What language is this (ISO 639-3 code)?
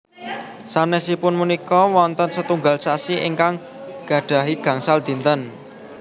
jav